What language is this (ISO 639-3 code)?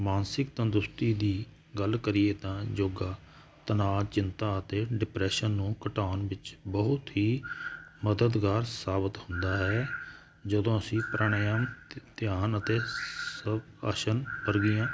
pan